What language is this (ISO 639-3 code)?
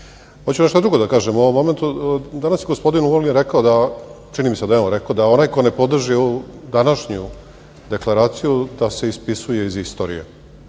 srp